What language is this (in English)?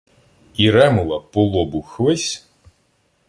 Ukrainian